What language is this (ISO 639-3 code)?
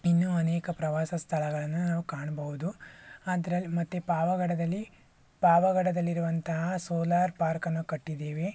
kan